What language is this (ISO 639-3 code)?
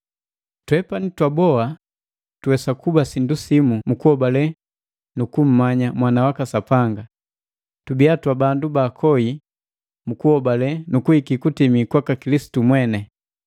mgv